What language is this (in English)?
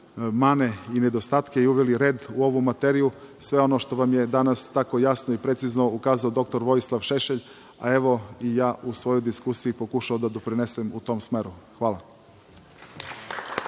Serbian